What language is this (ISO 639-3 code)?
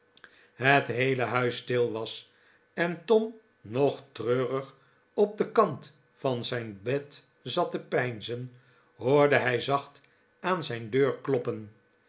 nld